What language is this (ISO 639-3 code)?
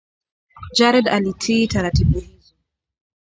swa